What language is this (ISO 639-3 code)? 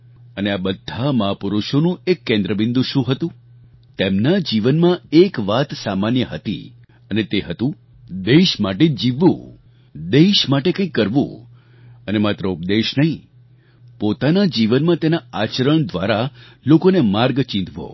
guj